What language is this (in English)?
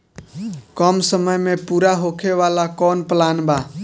Bhojpuri